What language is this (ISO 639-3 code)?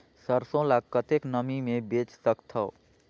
hne